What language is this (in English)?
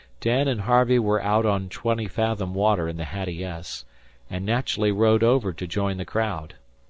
English